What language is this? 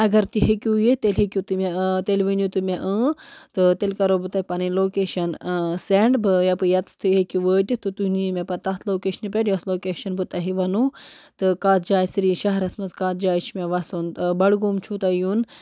Kashmiri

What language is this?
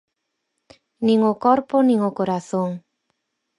Galician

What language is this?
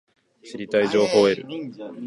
Japanese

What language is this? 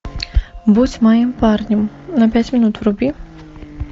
Russian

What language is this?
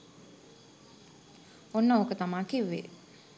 Sinhala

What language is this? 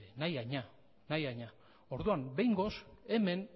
Basque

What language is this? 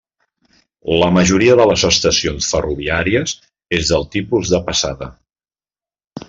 Catalan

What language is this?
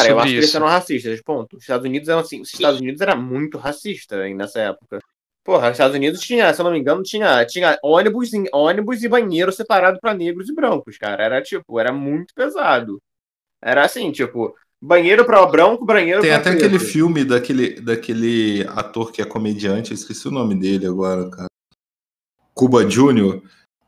Portuguese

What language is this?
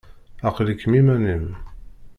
Kabyle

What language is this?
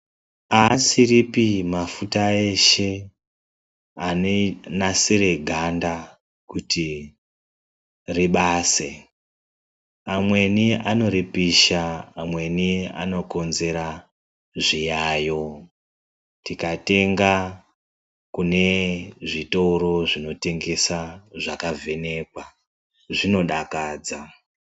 Ndau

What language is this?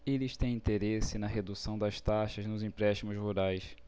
Portuguese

